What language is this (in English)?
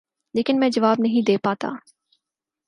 Urdu